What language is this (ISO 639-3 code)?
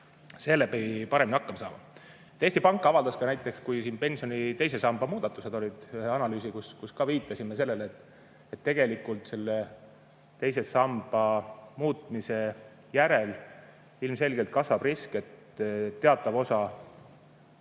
est